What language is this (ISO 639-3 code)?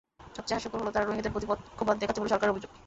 ben